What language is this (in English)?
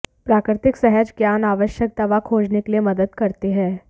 Hindi